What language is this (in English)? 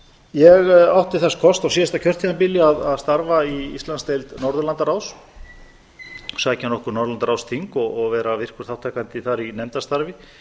Icelandic